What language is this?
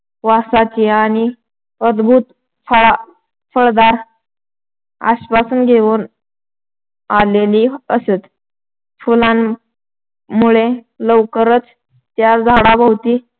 Marathi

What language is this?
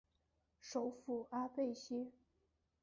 Chinese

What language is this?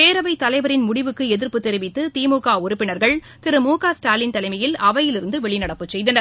Tamil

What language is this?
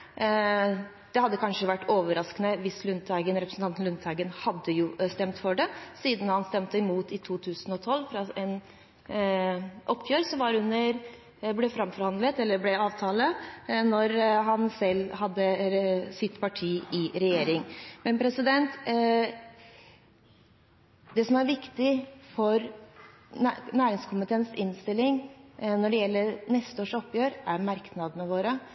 Norwegian Bokmål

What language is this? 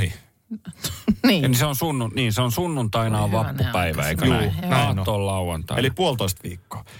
Finnish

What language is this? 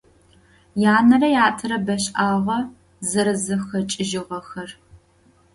Adyghe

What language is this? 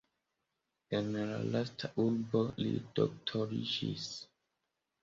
Esperanto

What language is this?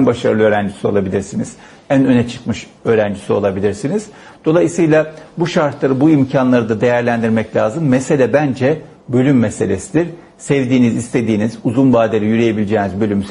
Turkish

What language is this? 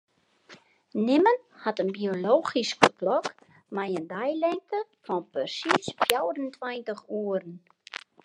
Western Frisian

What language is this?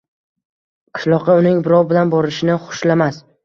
Uzbek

